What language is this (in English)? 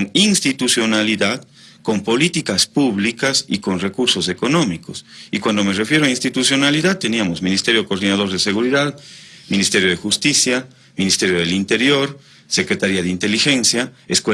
Spanish